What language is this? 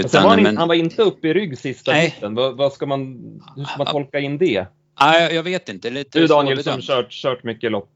Swedish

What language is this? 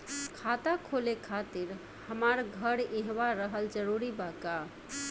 Bhojpuri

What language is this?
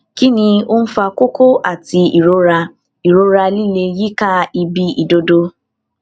Yoruba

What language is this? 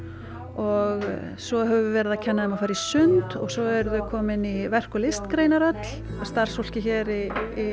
Icelandic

